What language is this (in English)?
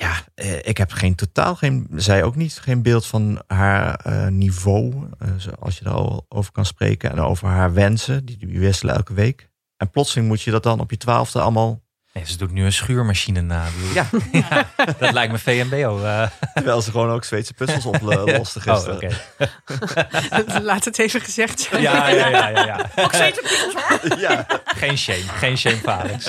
Dutch